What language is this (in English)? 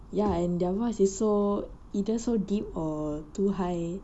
English